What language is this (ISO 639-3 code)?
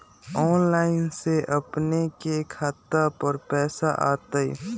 mag